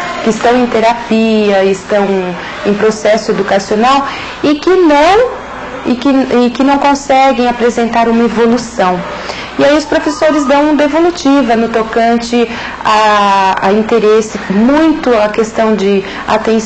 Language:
Portuguese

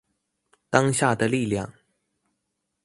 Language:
Chinese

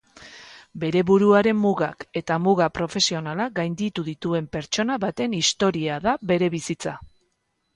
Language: Basque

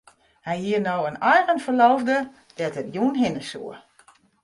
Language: Western Frisian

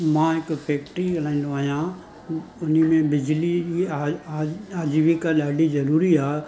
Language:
Sindhi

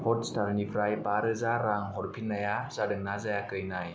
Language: Bodo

